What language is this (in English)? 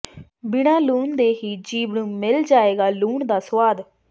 Punjabi